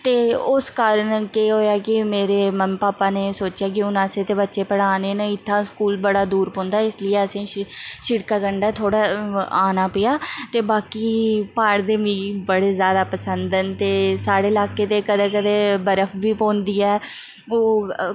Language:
Dogri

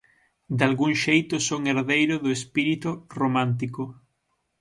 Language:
Galician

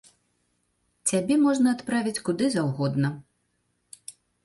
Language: Belarusian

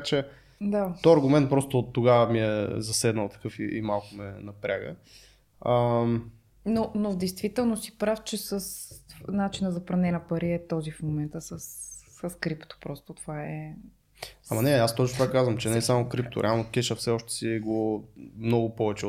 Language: Bulgarian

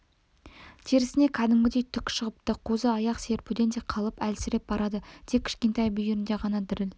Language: Kazakh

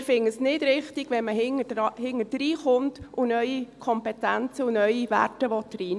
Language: Swiss German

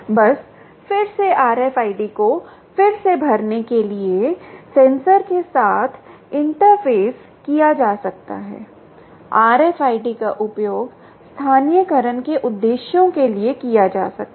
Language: Hindi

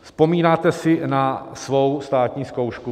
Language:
Czech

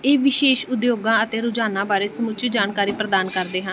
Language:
Punjabi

